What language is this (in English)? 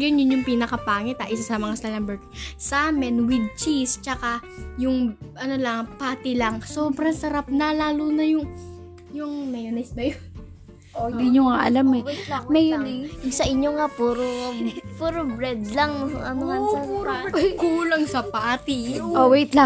Filipino